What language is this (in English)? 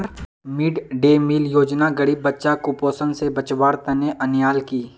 Magahi